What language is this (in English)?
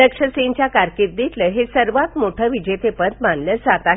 Marathi